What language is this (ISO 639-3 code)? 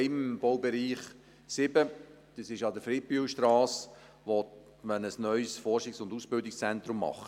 gsw